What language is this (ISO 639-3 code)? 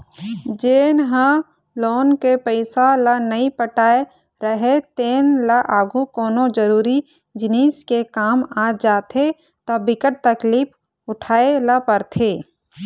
hne